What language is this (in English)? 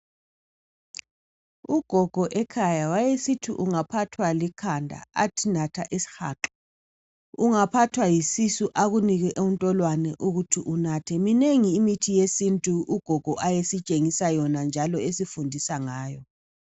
North Ndebele